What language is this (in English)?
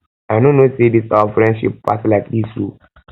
Nigerian Pidgin